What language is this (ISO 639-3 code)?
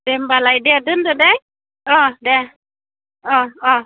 brx